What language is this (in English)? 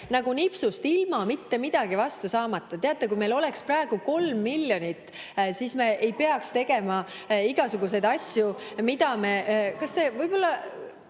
Estonian